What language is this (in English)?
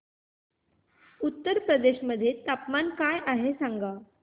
Marathi